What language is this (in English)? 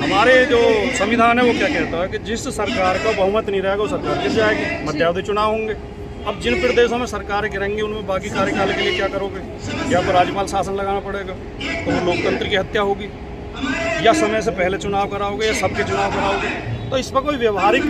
Hindi